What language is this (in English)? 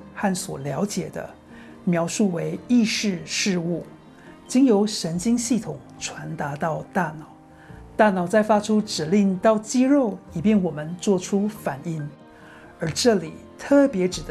Chinese